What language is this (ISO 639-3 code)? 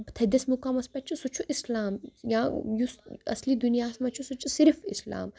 kas